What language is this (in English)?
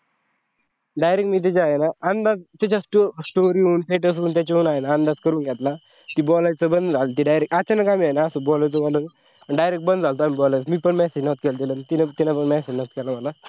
Marathi